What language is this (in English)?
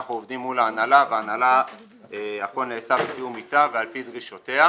Hebrew